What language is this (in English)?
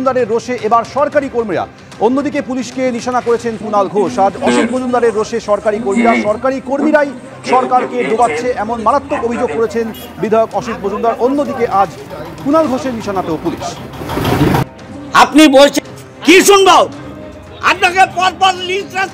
Bangla